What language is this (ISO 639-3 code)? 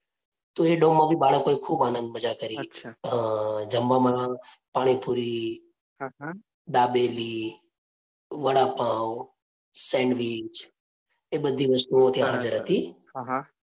guj